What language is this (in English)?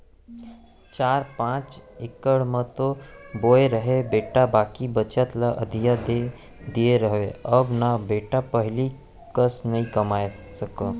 Chhattisgarhi